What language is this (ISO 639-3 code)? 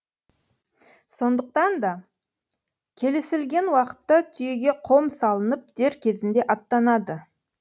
kaz